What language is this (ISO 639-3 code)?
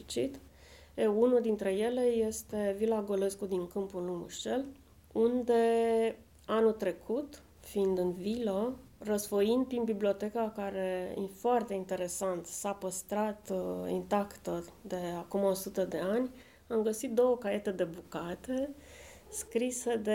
ron